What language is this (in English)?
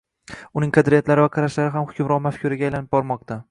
Uzbek